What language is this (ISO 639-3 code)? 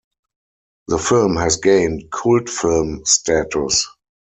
eng